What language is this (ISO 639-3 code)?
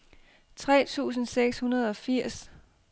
dan